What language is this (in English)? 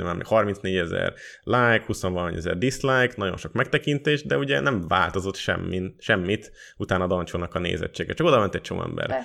Hungarian